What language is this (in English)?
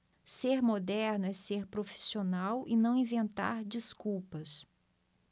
Portuguese